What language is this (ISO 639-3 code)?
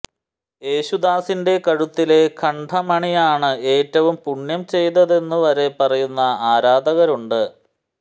mal